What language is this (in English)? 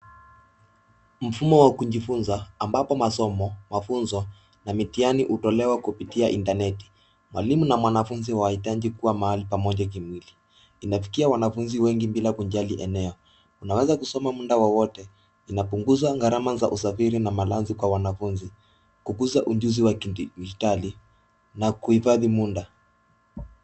Swahili